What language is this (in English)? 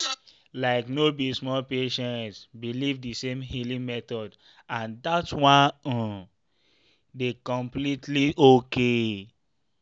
Nigerian Pidgin